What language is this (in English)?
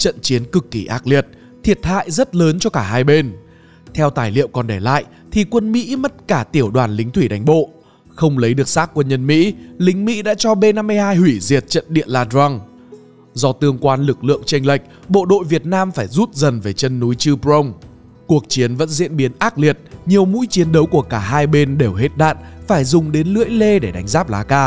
Vietnamese